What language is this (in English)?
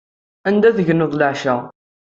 Kabyle